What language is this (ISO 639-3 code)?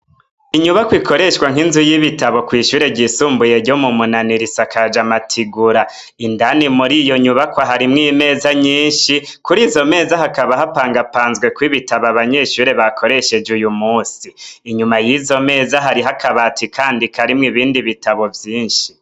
run